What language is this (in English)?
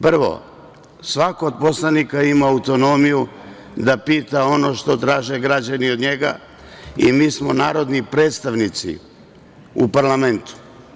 Serbian